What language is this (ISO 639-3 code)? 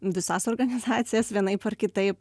lit